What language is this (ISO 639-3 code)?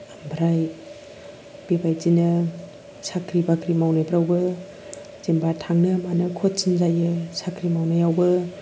brx